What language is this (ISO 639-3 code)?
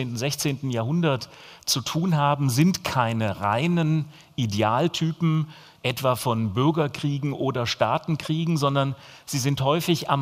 deu